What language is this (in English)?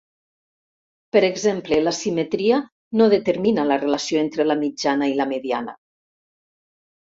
Catalan